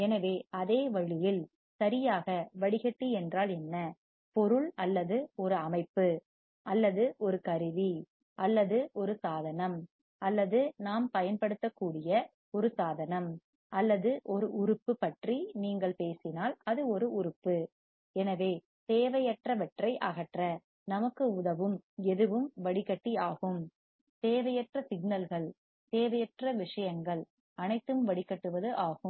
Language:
Tamil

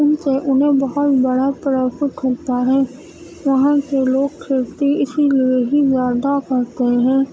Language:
Urdu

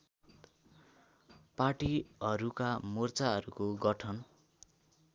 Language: Nepali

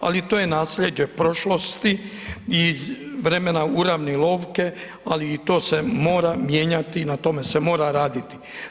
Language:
Croatian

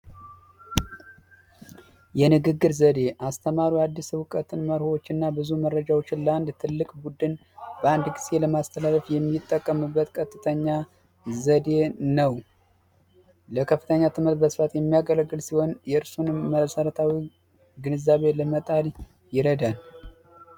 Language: Amharic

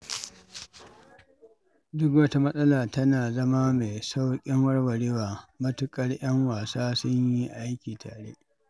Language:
Hausa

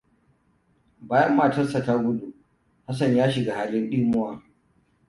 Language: Hausa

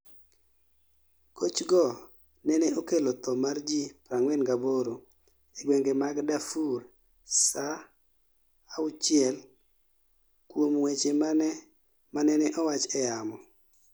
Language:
Luo (Kenya and Tanzania)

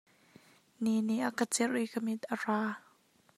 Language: Hakha Chin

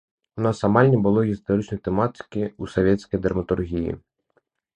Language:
Belarusian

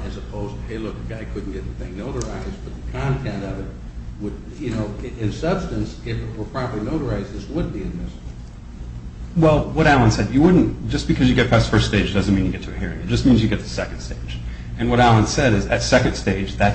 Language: English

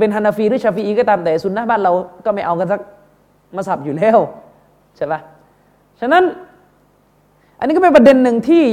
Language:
Thai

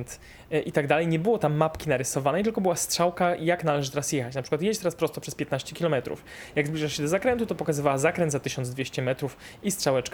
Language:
Polish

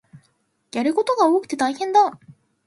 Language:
Japanese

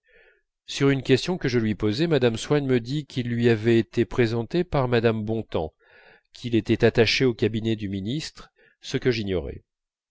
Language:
French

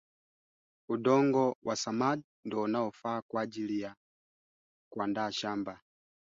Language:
Swahili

